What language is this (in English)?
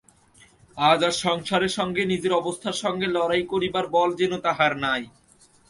Bangla